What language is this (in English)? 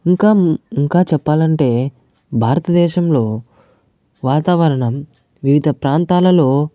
Telugu